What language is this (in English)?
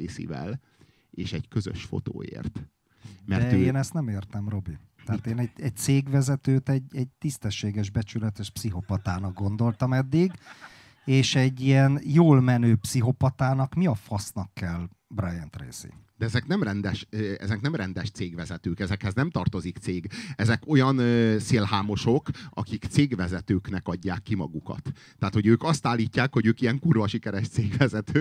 Hungarian